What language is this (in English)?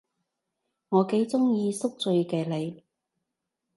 Cantonese